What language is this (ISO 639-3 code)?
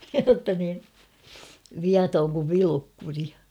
fin